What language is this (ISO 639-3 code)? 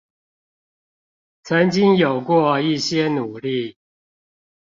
zho